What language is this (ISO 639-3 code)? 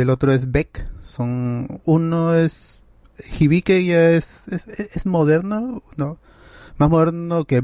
spa